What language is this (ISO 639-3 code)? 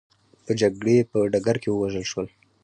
pus